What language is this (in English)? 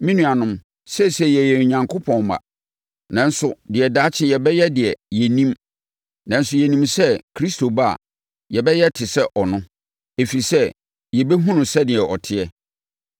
Akan